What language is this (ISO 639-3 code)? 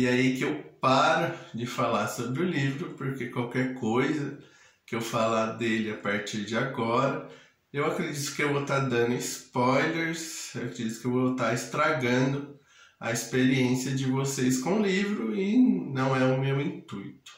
por